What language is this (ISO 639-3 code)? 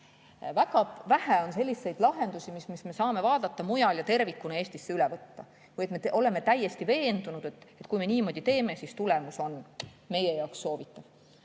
est